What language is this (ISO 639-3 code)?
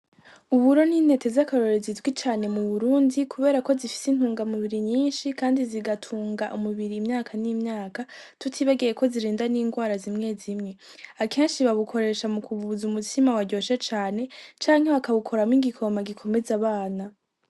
run